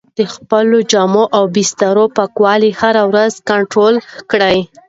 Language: Pashto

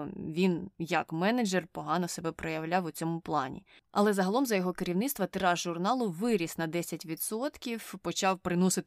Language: Ukrainian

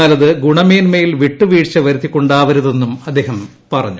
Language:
Malayalam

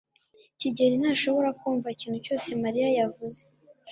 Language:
Kinyarwanda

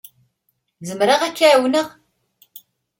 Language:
Kabyle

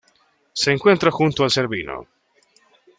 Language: Spanish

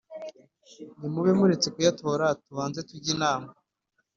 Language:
Kinyarwanda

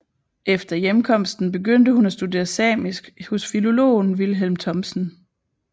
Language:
Danish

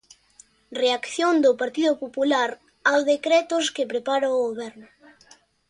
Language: Galician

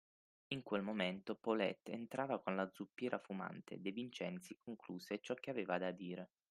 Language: Italian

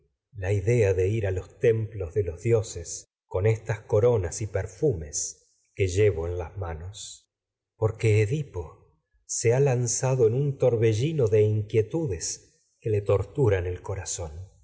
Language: Spanish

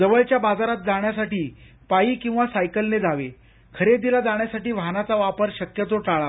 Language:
Marathi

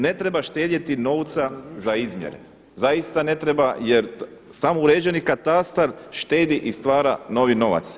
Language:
Croatian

